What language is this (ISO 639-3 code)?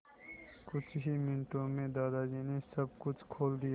hin